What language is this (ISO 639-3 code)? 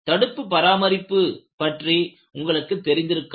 tam